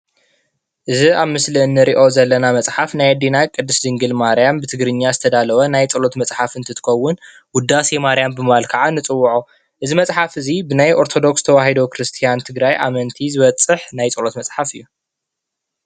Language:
Tigrinya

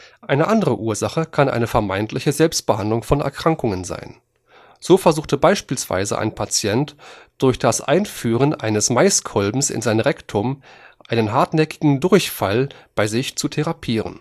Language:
German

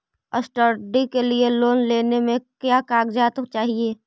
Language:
Magahi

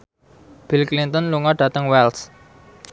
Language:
Javanese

